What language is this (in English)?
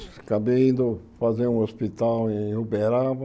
Portuguese